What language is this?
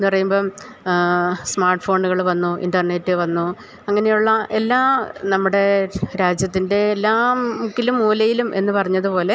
Malayalam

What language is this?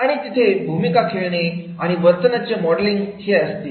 Marathi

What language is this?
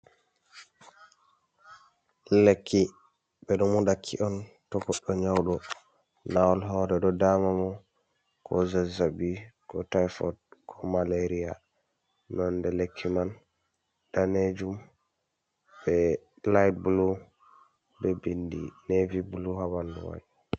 Fula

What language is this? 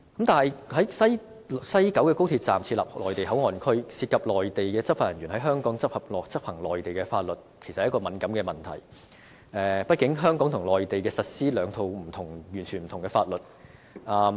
Cantonese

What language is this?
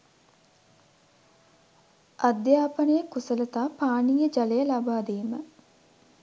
Sinhala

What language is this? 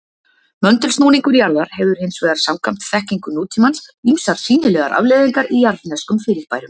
Icelandic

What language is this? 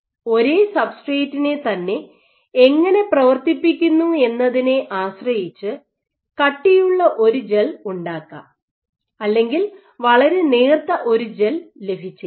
Malayalam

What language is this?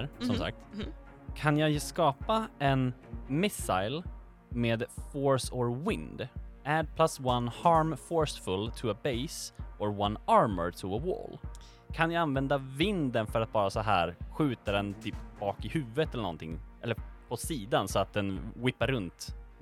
Swedish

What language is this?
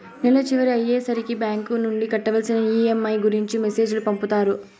Telugu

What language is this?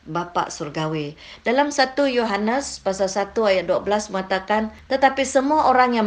Malay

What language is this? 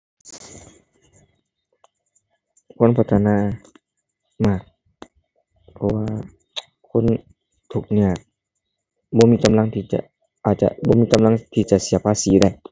Thai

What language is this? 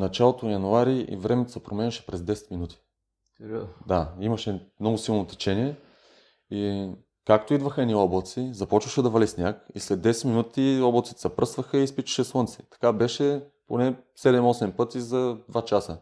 Bulgarian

